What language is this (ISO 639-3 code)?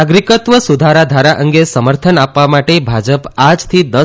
guj